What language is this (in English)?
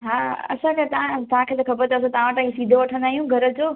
Sindhi